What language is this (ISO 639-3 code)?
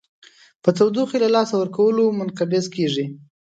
pus